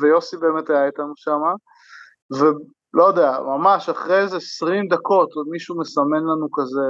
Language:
Hebrew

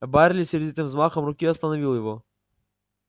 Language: Russian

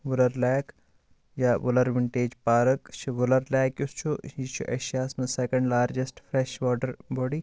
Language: Kashmiri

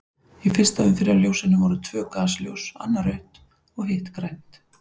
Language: Icelandic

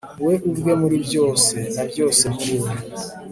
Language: Kinyarwanda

